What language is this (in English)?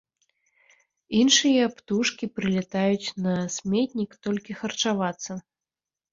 Belarusian